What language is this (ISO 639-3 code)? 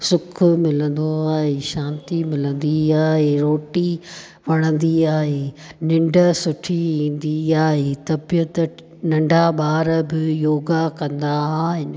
snd